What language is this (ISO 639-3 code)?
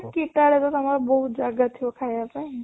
ori